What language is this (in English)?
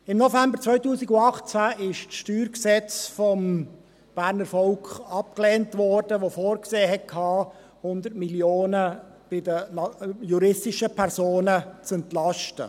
Swiss German